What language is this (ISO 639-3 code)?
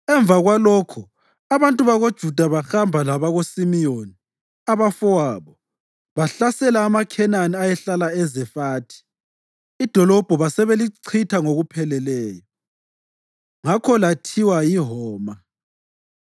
nde